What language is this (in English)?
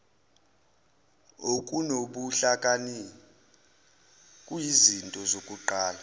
Zulu